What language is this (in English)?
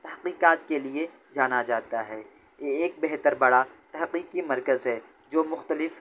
Urdu